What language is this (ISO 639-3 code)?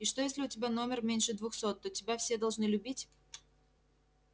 rus